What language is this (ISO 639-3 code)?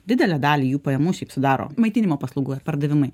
lit